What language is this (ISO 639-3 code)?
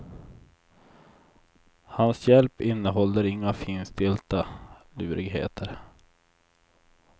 swe